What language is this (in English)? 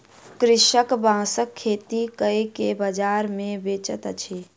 Maithili